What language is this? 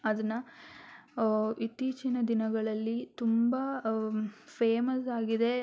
Kannada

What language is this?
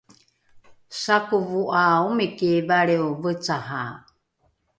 Rukai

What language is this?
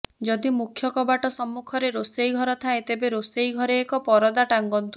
Odia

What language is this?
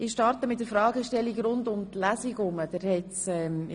Swiss German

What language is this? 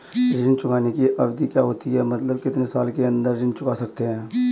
Hindi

